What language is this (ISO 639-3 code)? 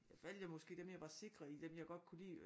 dan